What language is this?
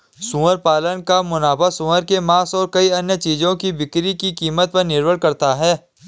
Hindi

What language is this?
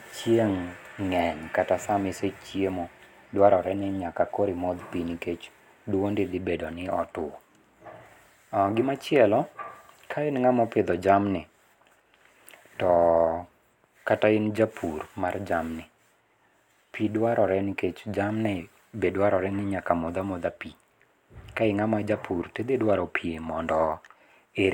Luo (Kenya and Tanzania)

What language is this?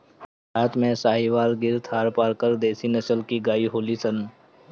Bhojpuri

